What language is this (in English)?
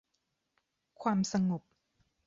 Thai